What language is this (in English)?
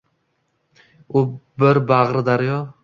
Uzbek